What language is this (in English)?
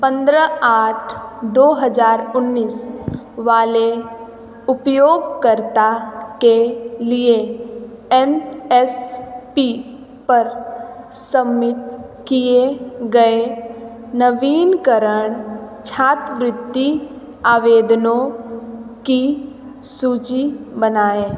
Hindi